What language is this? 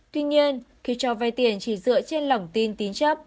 Vietnamese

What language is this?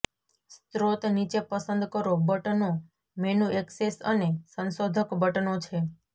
Gujarati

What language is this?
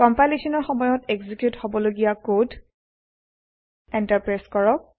Assamese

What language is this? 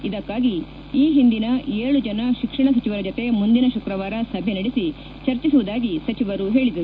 Kannada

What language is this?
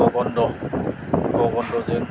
Bodo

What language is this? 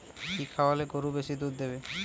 Bangla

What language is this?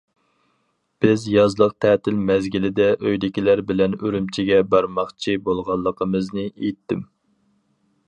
Uyghur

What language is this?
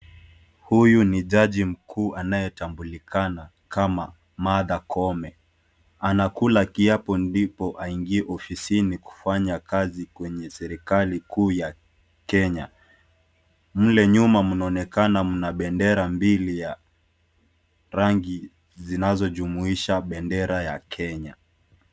Swahili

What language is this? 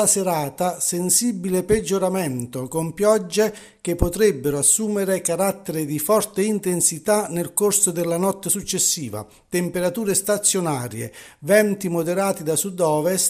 Italian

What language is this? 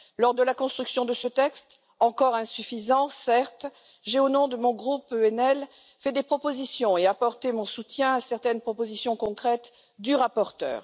French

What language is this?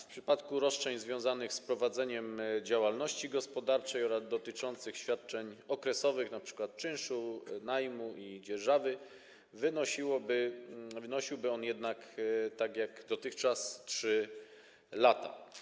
Polish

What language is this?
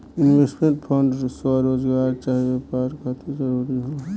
Bhojpuri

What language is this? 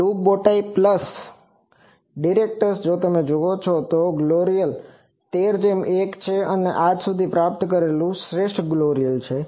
Gujarati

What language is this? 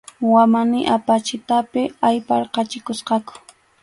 Arequipa-La Unión Quechua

